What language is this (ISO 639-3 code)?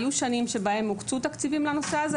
heb